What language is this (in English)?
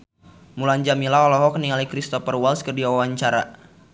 Sundanese